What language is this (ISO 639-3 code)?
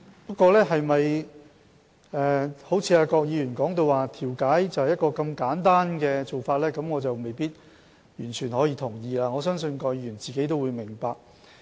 yue